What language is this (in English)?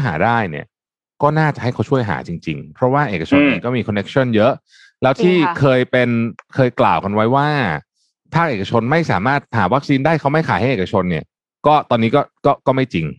Thai